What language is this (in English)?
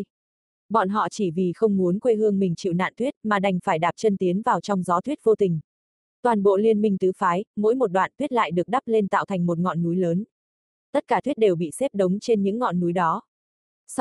Vietnamese